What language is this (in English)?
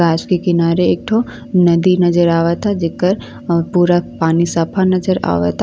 Bhojpuri